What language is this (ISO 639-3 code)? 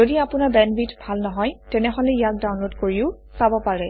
asm